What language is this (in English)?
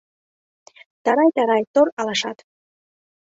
Mari